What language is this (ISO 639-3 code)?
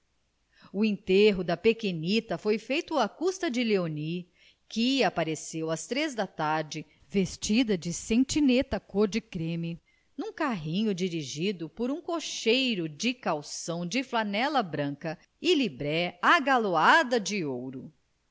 por